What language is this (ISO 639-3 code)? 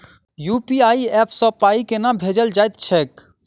mai